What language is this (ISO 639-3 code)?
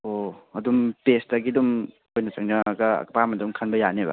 mni